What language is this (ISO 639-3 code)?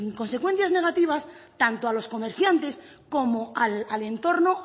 spa